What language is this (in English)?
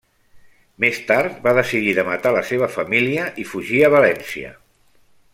Catalan